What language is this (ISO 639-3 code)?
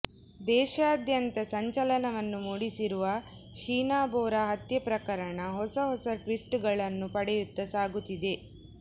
kan